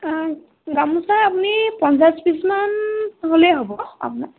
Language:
Assamese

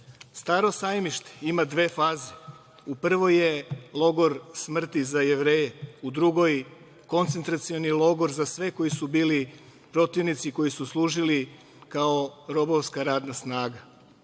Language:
Serbian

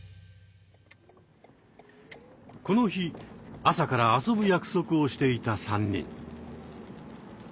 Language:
Japanese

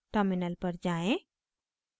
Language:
Hindi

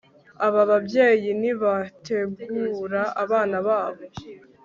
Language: Kinyarwanda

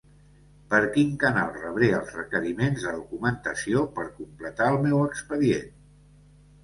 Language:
Catalan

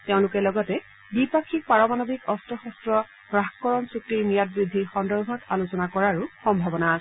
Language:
Assamese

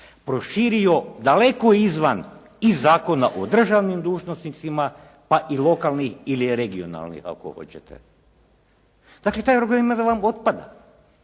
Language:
Croatian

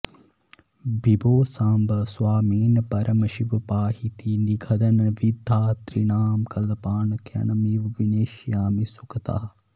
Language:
Sanskrit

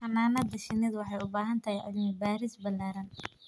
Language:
Somali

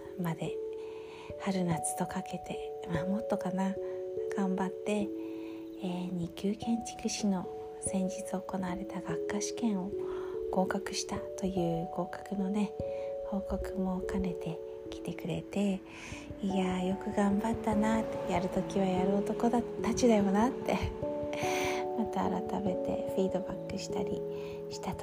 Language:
Japanese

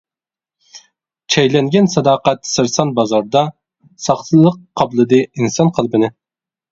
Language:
Uyghur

